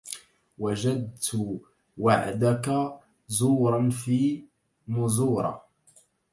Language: Arabic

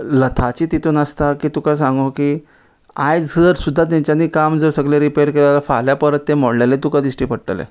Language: Konkani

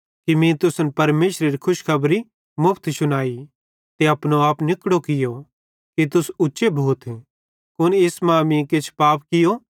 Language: Bhadrawahi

